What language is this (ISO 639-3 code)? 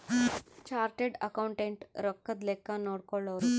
kan